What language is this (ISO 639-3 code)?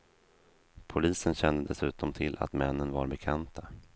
swe